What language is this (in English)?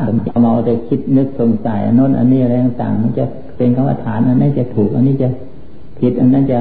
Thai